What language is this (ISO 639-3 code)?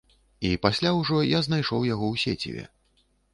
bel